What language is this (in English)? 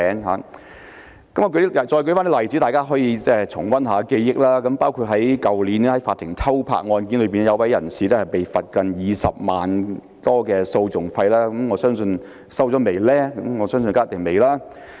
Cantonese